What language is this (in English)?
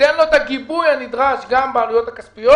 Hebrew